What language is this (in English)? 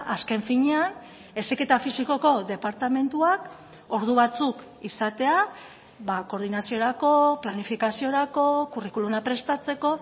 Basque